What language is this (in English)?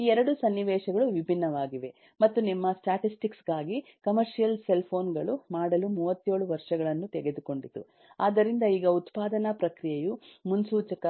Kannada